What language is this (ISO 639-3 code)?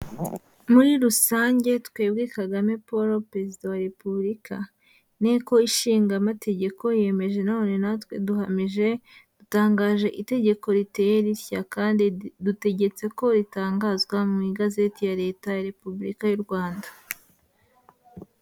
kin